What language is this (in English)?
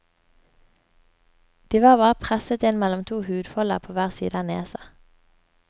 Norwegian